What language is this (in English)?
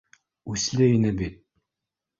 Bashkir